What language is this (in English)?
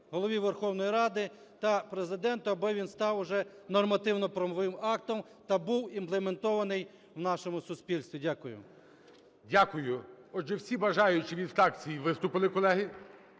Ukrainian